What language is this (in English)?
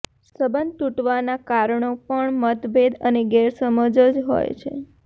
Gujarati